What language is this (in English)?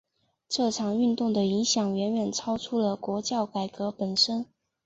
Chinese